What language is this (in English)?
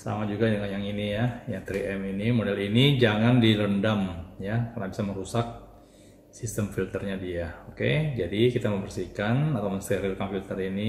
Indonesian